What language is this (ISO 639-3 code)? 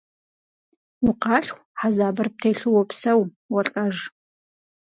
kbd